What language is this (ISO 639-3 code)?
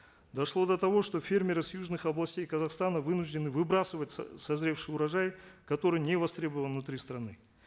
kaz